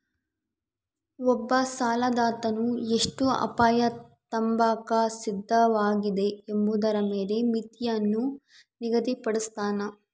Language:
Kannada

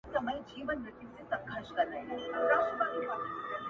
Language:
Pashto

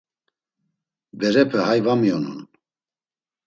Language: Laz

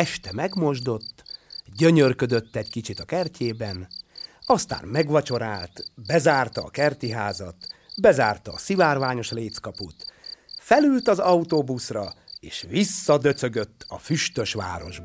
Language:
Hungarian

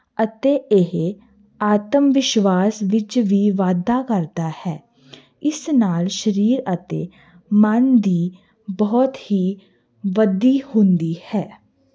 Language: Punjabi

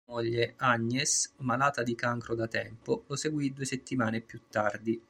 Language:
Italian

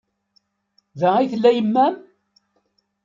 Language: Kabyle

